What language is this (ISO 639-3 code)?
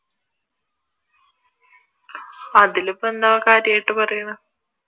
mal